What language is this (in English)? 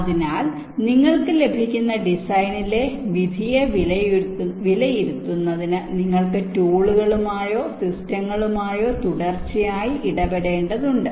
Malayalam